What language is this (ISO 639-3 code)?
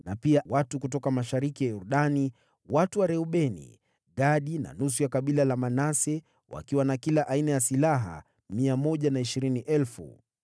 swa